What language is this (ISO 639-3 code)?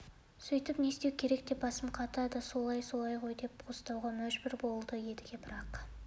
kaz